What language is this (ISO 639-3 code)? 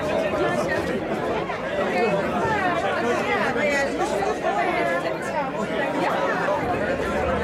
nld